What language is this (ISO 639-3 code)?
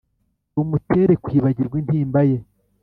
kin